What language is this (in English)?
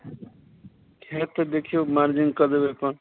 Maithili